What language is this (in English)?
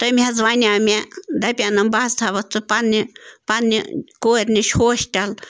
Kashmiri